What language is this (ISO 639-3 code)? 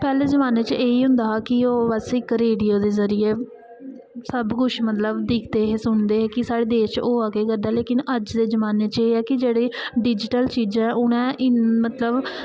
doi